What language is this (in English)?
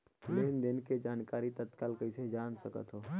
Chhattisgarhi